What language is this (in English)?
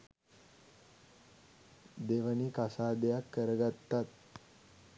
Sinhala